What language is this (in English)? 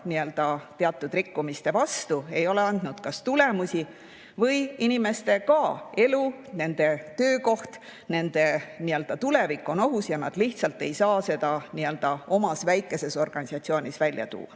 Estonian